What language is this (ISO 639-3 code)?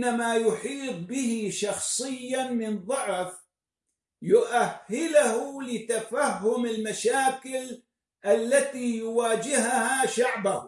ara